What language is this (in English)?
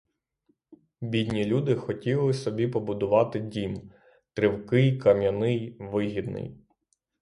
Ukrainian